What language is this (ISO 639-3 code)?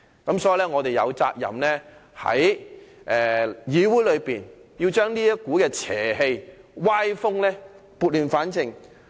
yue